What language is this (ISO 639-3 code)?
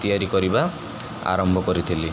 ori